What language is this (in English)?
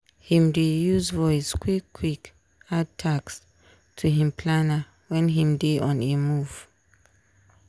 Nigerian Pidgin